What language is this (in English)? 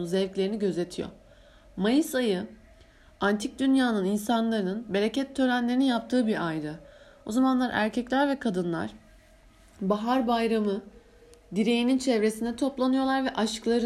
Turkish